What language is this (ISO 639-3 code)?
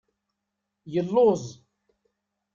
kab